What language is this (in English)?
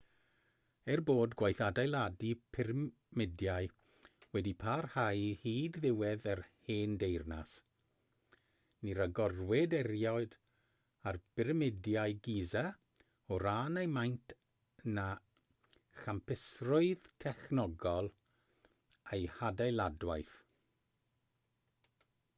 Welsh